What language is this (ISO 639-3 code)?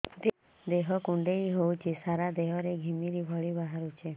ori